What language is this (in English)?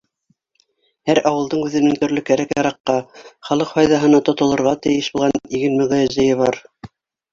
Bashkir